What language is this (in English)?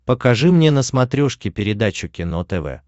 Russian